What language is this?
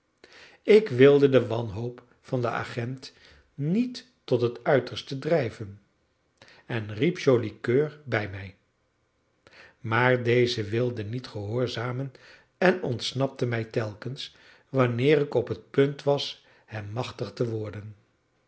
Dutch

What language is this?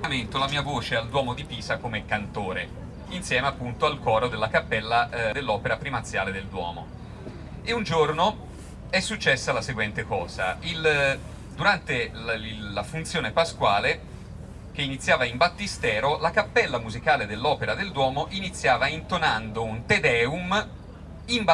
Italian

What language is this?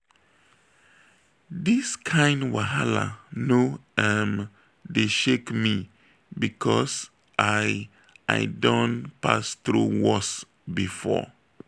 Nigerian Pidgin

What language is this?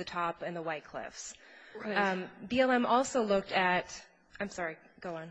English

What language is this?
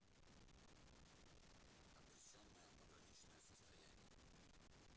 Russian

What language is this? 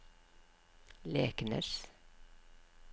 Norwegian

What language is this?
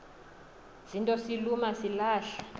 Xhosa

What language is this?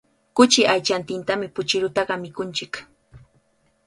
Cajatambo North Lima Quechua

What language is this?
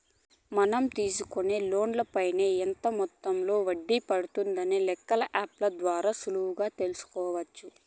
Telugu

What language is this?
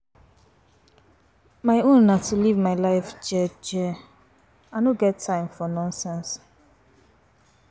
Nigerian Pidgin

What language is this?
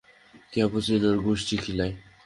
Bangla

